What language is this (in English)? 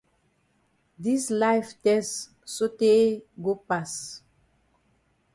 Cameroon Pidgin